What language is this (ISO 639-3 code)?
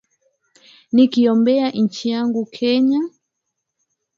swa